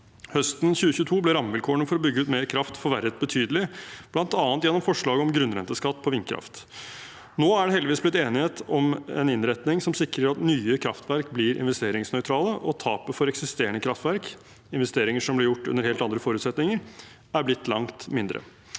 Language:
Norwegian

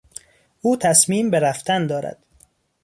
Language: Persian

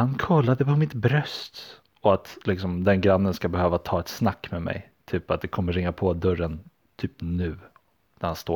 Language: Swedish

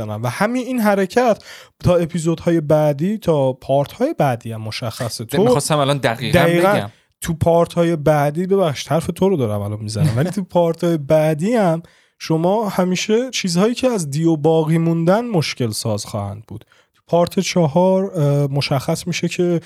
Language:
Persian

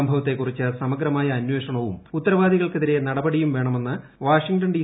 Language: Malayalam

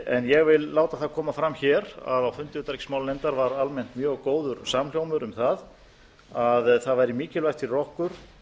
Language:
Icelandic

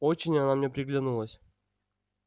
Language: Russian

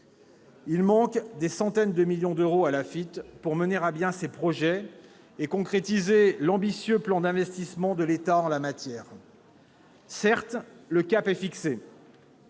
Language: French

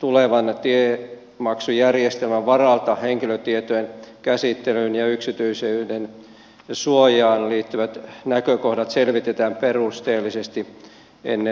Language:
Finnish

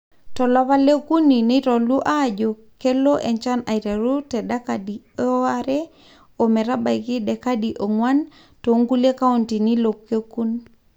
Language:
Masai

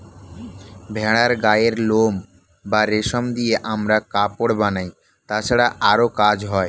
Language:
Bangla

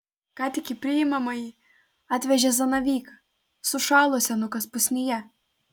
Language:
Lithuanian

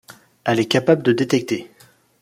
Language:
French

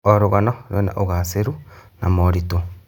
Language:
Kikuyu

